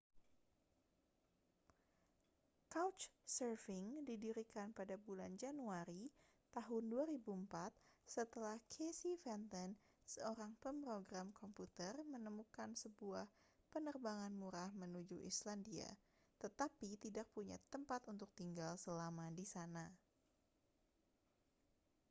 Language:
Indonesian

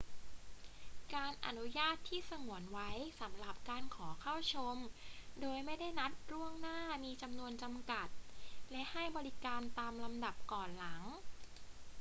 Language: Thai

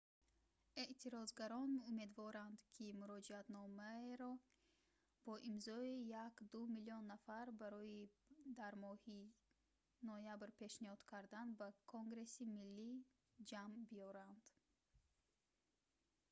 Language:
Tajik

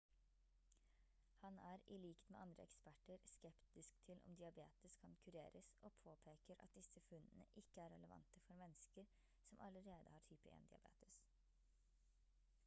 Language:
Norwegian Bokmål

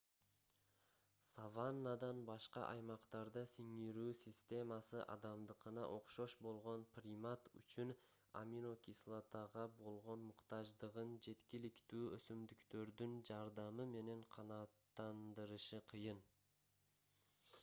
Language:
Kyrgyz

